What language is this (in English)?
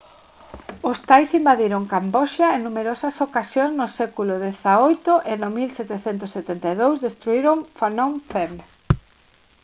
Galician